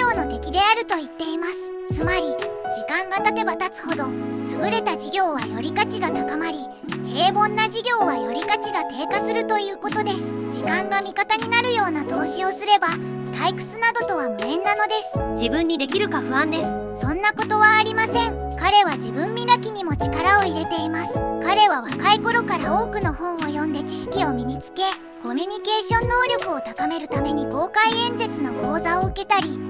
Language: Japanese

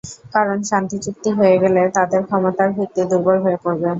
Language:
Bangla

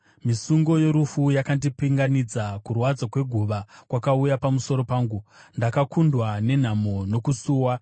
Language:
Shona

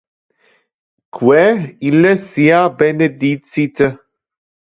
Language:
Interlingua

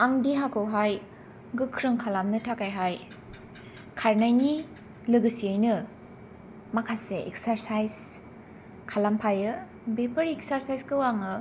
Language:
Bodo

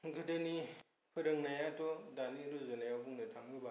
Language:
Bodo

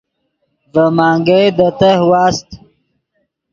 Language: Yidgha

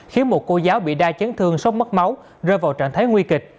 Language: Vietnamese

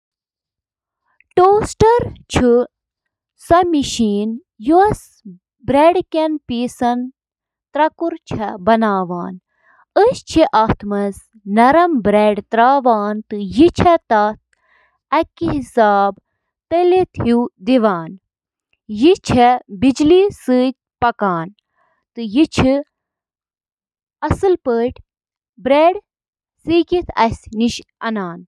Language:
Kashmiri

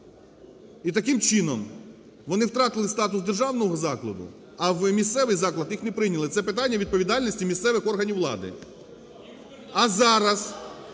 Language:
Ukrainian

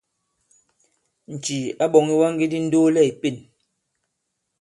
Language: Bankon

